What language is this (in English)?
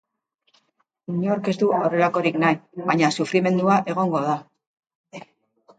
Basque